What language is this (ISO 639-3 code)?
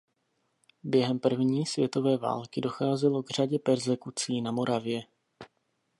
ces